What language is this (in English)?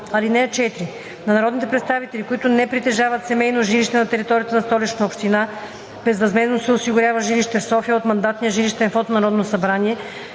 Bulgarian